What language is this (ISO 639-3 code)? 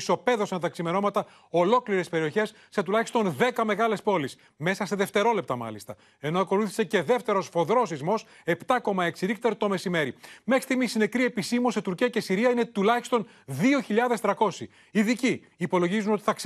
ell